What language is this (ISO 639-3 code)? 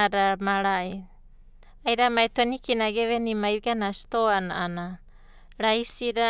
kbt